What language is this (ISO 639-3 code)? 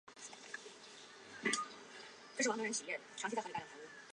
zho